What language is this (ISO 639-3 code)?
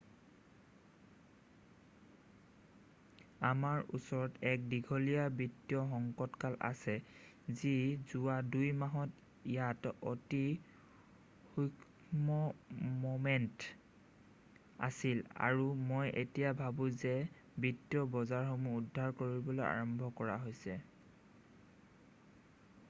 asm